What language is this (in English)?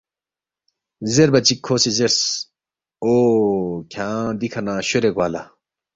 Balti